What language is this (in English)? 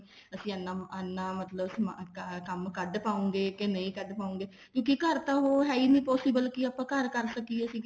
Punjabi